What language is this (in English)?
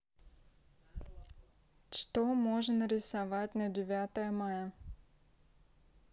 Russian